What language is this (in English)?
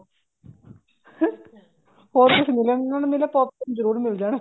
Punjabi